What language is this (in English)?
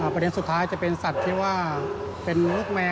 Thai